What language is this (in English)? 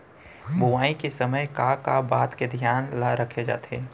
Chhattisgarhi